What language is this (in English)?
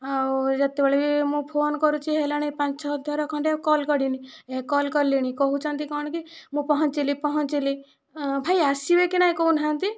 Odia